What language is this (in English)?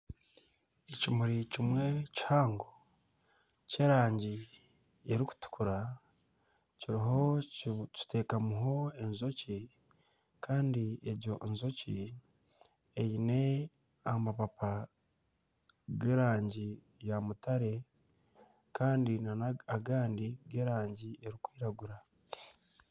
Nyankole